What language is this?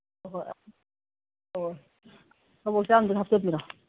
Manipuri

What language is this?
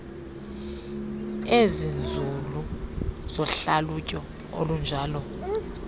Xhosa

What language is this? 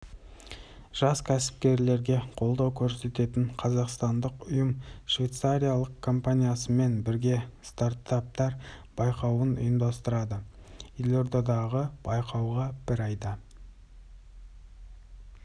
Kazakh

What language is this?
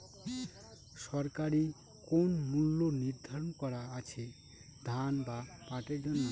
Bangla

